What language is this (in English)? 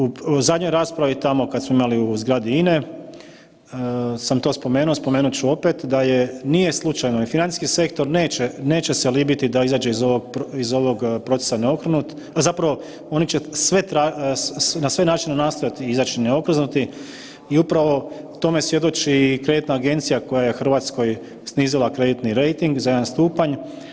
Croatian